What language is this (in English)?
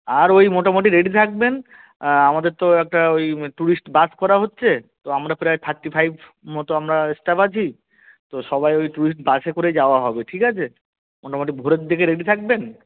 Bangla